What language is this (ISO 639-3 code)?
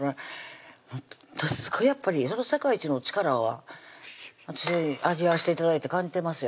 jpn